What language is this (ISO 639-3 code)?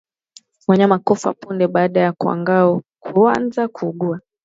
swa